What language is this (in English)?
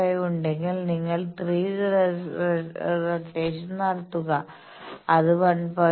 Malayalam